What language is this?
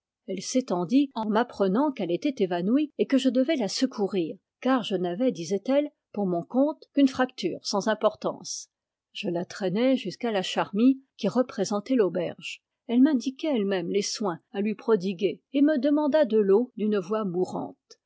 French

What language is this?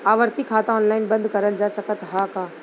Bhojpuri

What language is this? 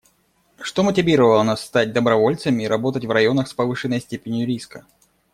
Russian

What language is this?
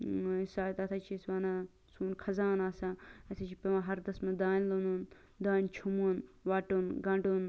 Kashmiri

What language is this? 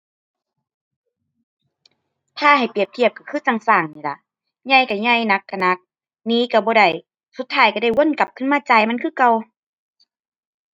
Thai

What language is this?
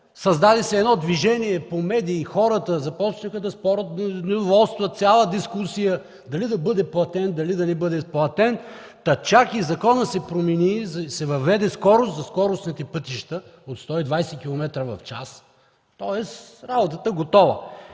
Bulgarian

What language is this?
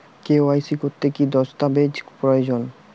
Bangla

